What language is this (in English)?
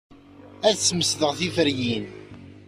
Kabyle